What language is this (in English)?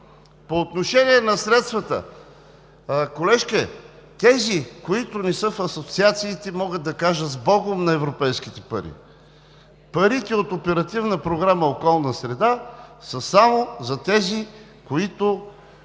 Bulgarian